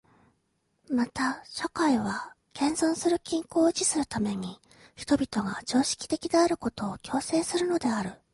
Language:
Japanese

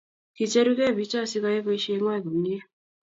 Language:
Kalenjin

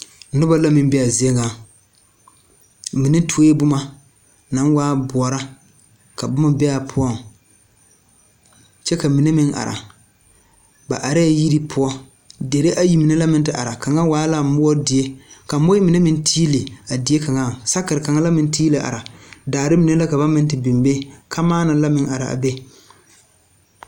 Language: Southern Dagaare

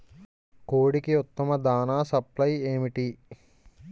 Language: Telugu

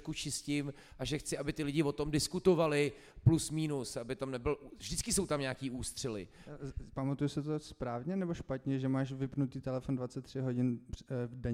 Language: Czech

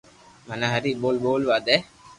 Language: Loarki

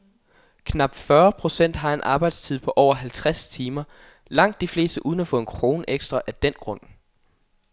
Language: Danish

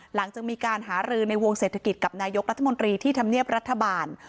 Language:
Thai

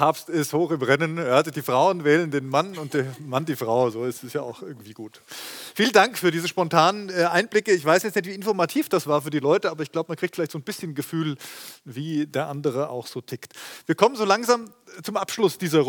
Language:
German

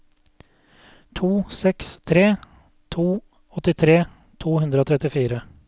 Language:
Norwegian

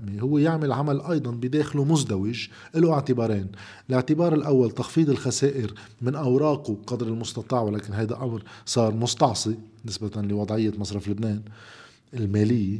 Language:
Arabic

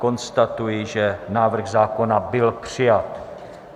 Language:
Czech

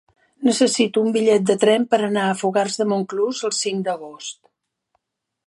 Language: Catalan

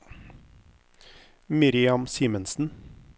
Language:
Norwegian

